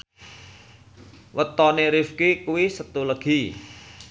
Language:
Javanese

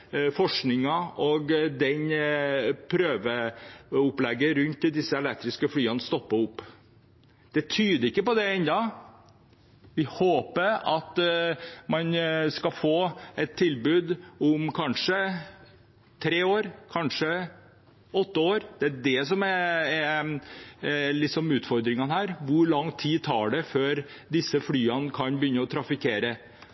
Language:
Norwegian Bokmål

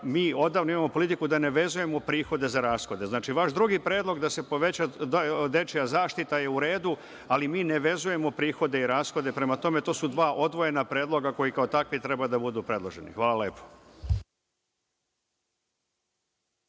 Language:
Serbian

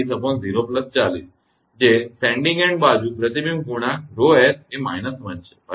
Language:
Gujarati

